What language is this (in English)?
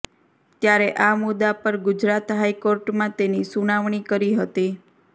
Gujarati